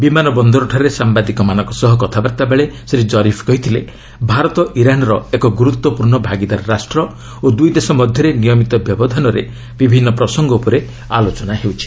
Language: Odia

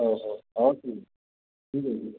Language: Odia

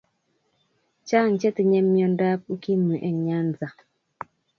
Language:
Kalenjin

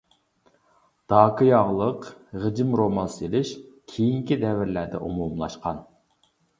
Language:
Uyghur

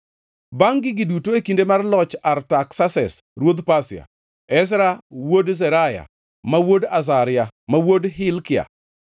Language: Luo (Kenya and Tanzania)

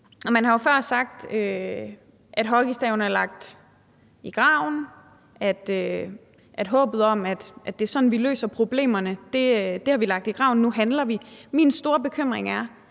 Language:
Danish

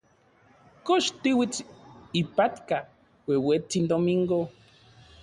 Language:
Central Puebla Nahuatl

